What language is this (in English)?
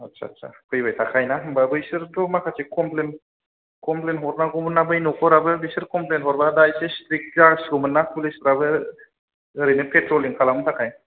Bodo